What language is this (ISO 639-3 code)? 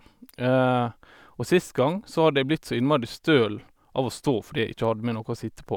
nor